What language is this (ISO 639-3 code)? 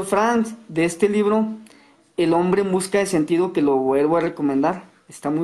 spa